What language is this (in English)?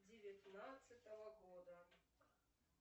Russian